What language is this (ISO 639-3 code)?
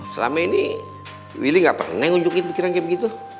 ind